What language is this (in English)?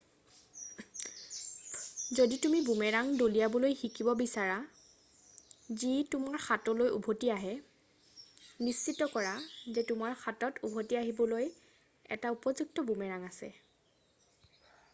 Assamese